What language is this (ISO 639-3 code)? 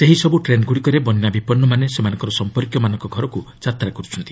ori